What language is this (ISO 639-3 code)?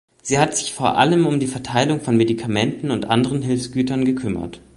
deu